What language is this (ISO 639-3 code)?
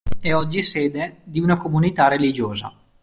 ita